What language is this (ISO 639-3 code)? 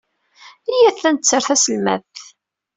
kab